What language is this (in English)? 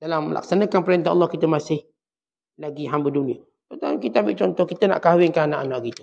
Malay